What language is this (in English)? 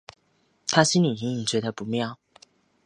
Chinese